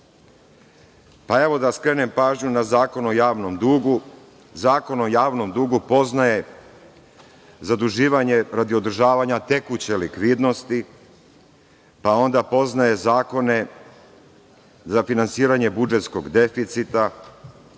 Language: Serbian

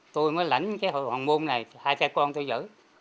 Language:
Vietnamese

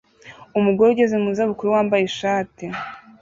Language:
Kinyarwanda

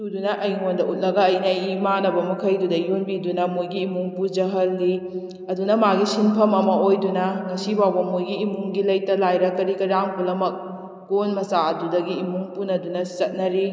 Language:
Manipuri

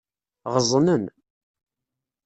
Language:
Kabyle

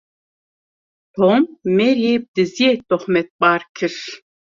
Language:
Kurdish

